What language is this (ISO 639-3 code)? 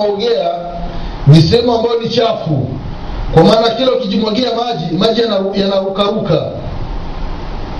swa